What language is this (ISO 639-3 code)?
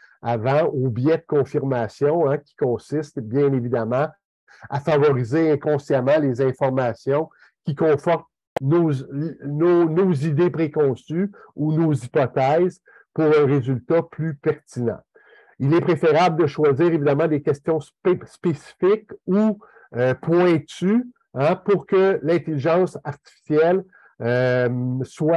fra